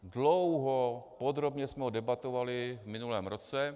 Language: Czech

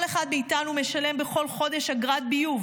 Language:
Hebrew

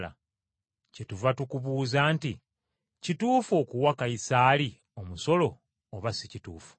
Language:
Ganda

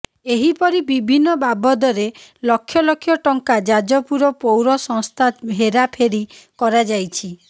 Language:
Odia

